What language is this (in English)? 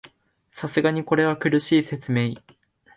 Japanese